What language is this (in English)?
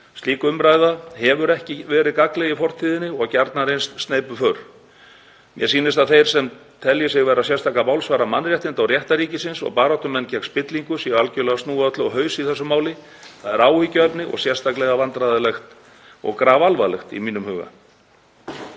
Icelandic